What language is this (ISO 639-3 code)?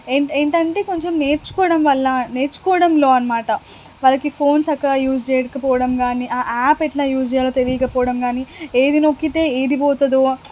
tel